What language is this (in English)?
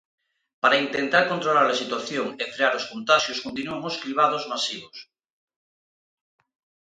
Galician